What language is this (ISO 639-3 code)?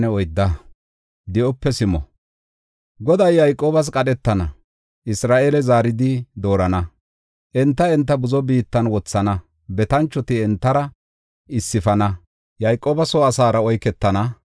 gof